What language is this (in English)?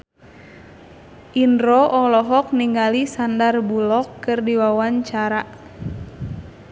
Sundanese